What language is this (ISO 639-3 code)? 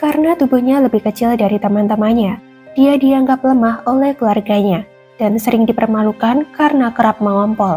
ind